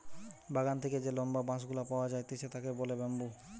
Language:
Bangla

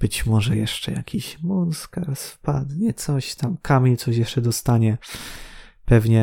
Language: Polish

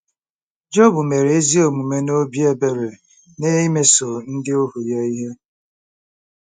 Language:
Igbo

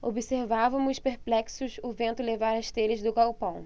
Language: Portuguese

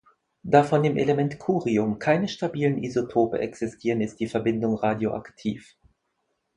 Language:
German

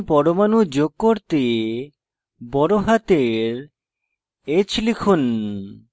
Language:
Bangla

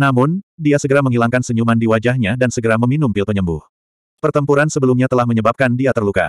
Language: Indonesian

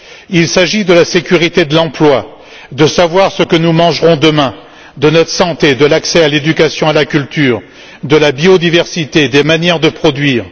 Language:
French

